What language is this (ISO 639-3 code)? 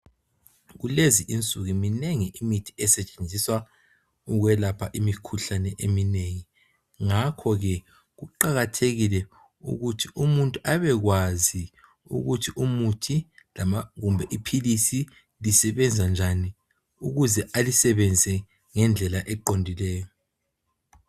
nde